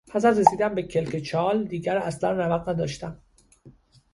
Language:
Persian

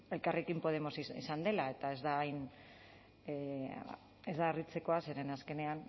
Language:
Basque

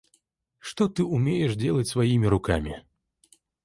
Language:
Russian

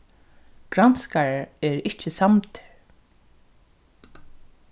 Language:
Faroese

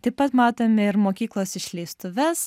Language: Lithuanian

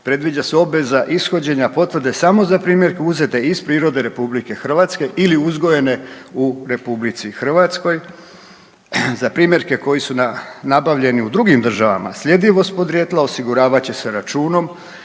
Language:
Croatian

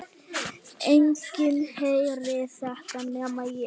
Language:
Icelandic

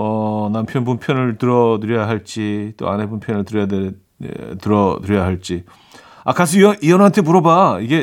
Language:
Korean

